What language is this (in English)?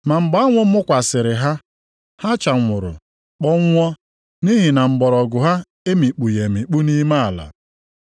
Igbo